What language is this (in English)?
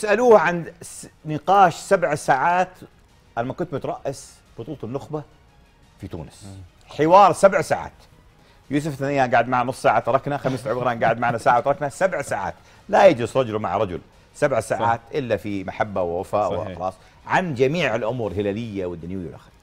Arabic